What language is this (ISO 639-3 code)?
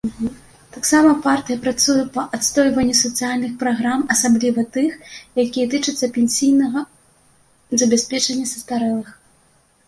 bel